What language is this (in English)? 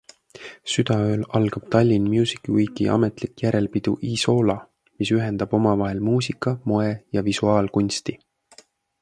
Estonian